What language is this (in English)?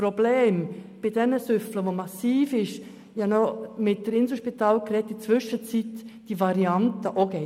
Swiss German